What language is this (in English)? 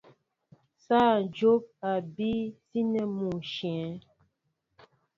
Mbo (Cameroon)